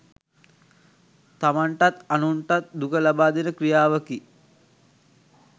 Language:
Sinhala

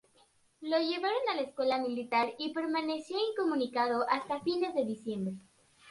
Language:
Spanish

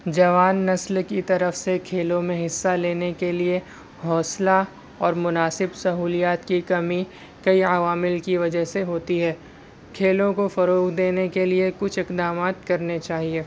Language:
Urdu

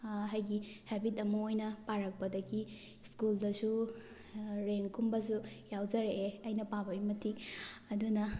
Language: Manipuri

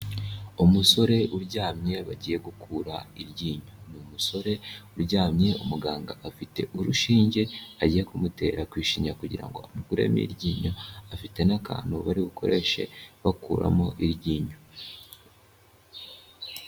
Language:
Kinyarwanda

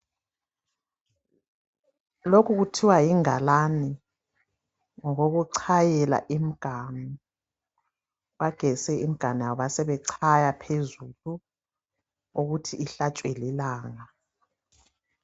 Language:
North Ndebele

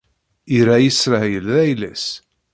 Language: Kabyle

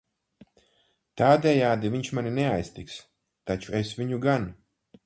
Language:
Latvian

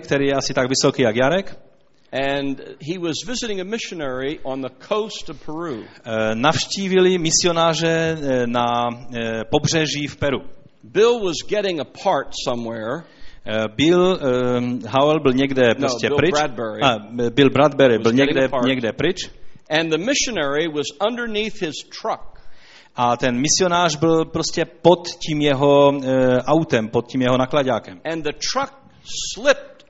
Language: Czech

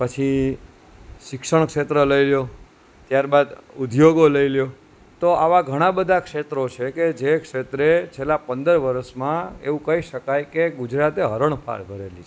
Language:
Gujarati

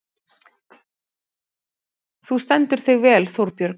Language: Icelandic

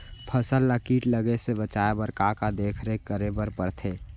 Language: Chhattisgarhi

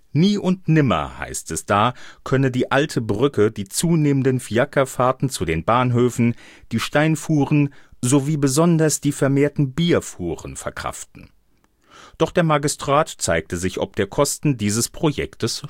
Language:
German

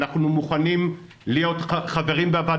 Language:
Hebrew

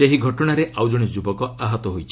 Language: Odia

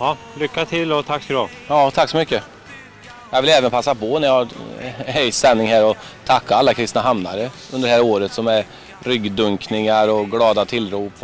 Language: Swedish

